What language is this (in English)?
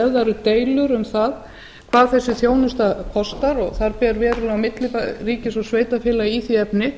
Icelandic